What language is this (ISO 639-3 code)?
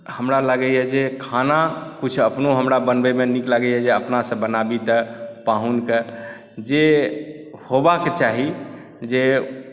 mai